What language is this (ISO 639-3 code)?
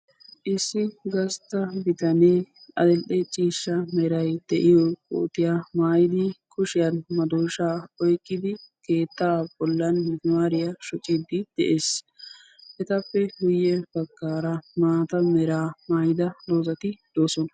wal